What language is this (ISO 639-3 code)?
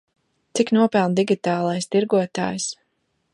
lav